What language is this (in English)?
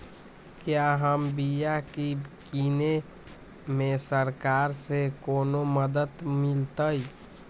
Magahi